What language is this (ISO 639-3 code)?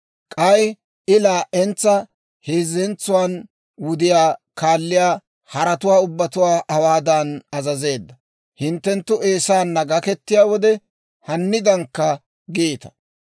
dwr